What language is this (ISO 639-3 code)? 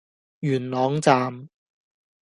yue